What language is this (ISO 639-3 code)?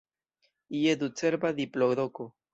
epo